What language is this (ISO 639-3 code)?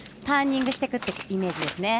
jpn